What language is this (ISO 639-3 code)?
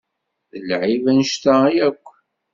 kab